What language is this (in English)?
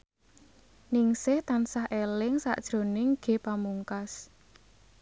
Javanese